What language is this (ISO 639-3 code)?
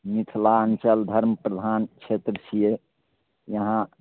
mai